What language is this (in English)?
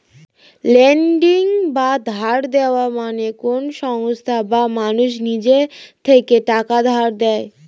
Bangla